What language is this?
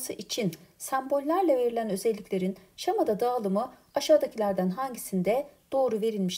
Turkish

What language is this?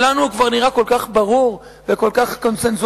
Hebrew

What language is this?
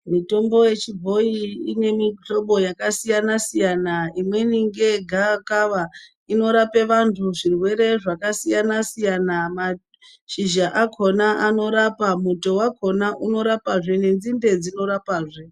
Ndau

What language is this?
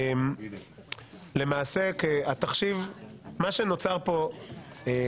Hebrew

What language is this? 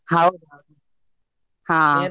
Kannada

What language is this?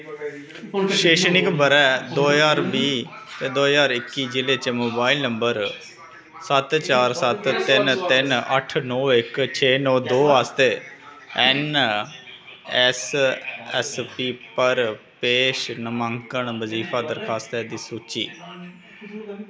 Dogri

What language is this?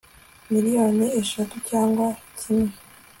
Kinyarwanda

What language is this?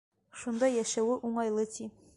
Bashkir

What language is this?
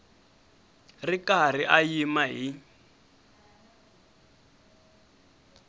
Tsonga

